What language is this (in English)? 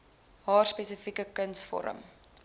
Afrikaans